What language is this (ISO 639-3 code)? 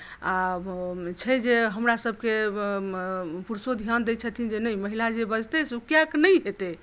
mai